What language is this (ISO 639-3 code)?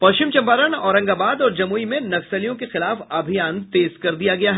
hin